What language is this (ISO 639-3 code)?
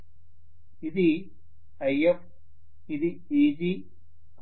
tel